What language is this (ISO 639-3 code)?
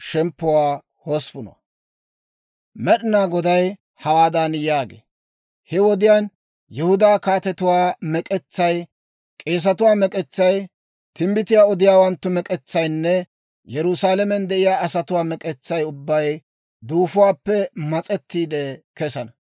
dwr